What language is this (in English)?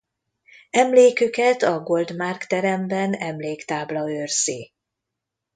Hungarian